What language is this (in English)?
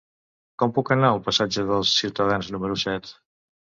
Catalan